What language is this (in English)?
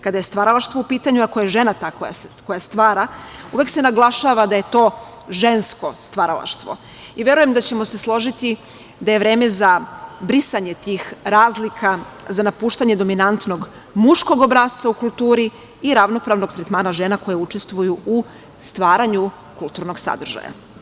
Serbian